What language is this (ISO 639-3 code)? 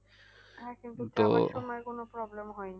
ben